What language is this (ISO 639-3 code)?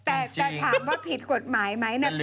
tha